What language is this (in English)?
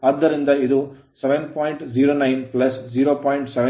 Kannada